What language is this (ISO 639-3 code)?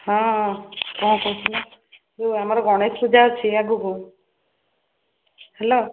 ori